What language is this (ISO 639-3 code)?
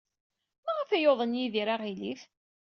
kab